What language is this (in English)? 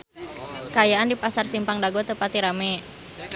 Sundanese